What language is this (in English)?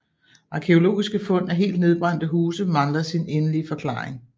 Danish